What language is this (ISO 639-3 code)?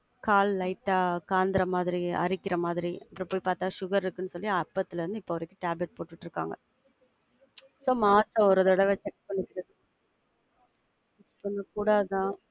tam